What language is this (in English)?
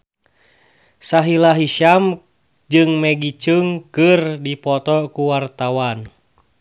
Sundanese